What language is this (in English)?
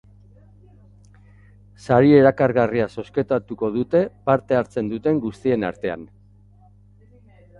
Basque